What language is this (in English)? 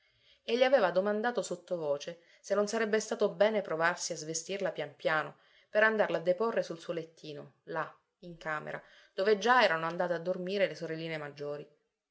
Italian